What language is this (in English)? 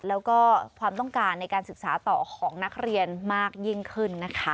Thai